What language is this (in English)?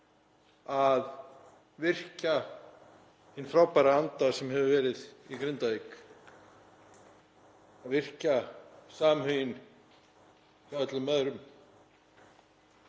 Icelandic